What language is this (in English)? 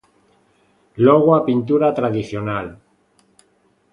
Galician